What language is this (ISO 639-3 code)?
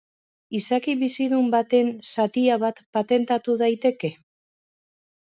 eus